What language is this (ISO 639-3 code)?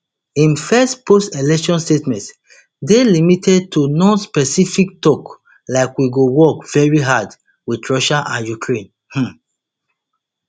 pcm